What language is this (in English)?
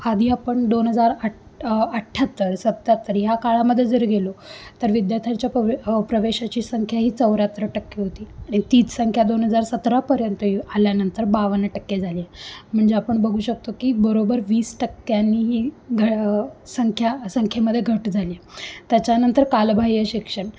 Marathi